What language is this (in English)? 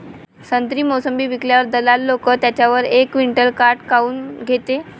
Marathi